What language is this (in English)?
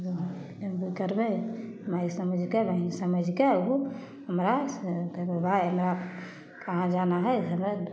Maithili